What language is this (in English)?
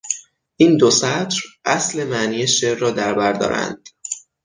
Persian